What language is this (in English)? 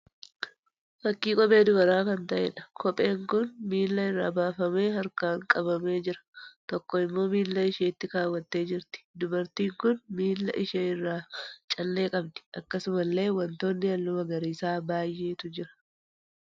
Oromo